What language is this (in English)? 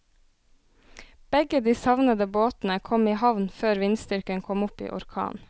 Norwegian